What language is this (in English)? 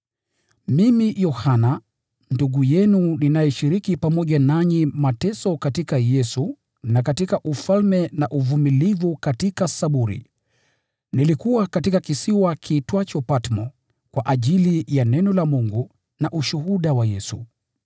Swahili